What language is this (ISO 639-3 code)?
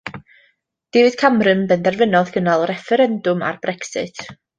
cym